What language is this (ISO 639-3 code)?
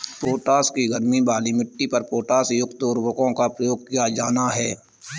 hin